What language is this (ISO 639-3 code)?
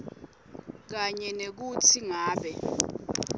ssw